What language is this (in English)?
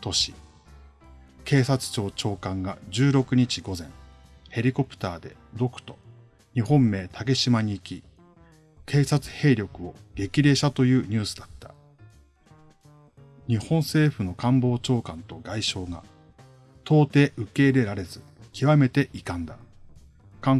Japanese